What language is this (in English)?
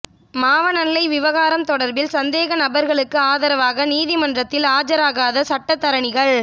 Tamil